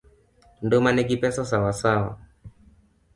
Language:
Luo (Kenya and Tanzania)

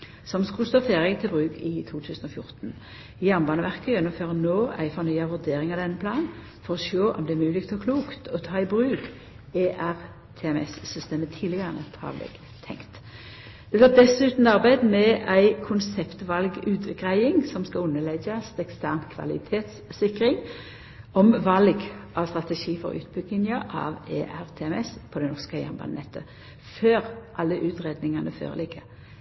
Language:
Norwegian Nynorsk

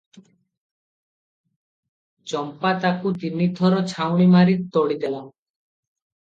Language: Odia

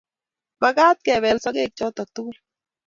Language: Kalenjin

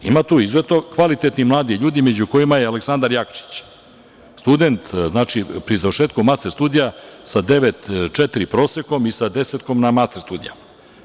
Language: Serbian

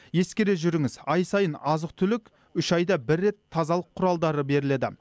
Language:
Kazakh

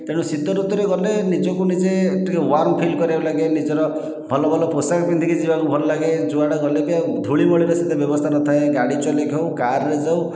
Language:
Odia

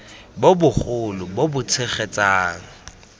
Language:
Tswana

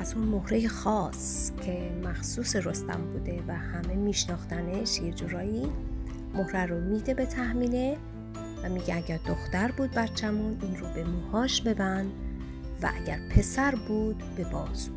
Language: Persian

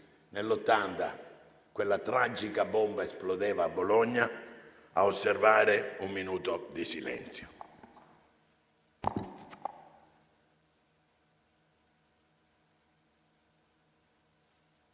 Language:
Italian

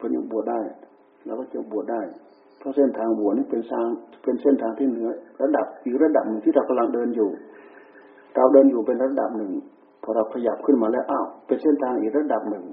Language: Thai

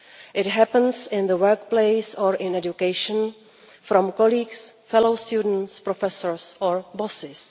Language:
English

